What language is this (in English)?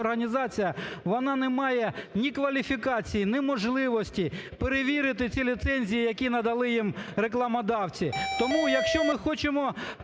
Ukrainian